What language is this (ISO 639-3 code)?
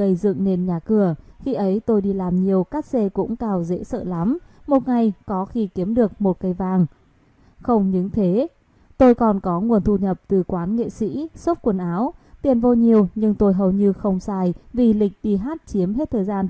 vie